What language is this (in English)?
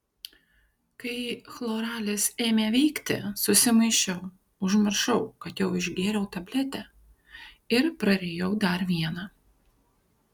Lithuanian